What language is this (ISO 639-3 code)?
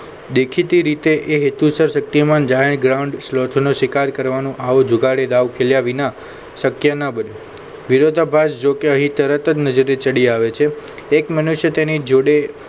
guj